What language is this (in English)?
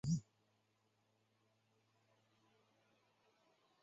Chinese